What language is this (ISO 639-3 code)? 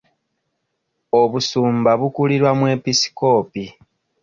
lug